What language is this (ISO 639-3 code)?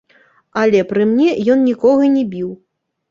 bel